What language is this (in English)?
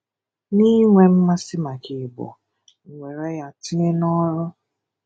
Igbo